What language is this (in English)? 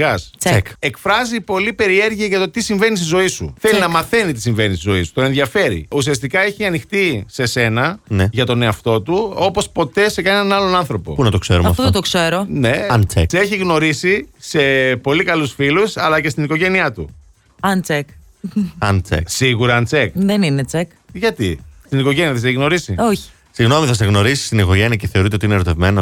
Greek